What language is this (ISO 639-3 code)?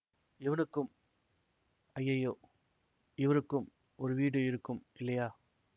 tam